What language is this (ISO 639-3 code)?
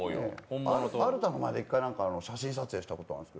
jpn